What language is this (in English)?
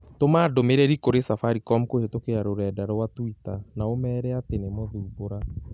Kikuyu